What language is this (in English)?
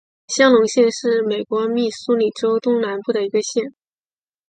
Chinese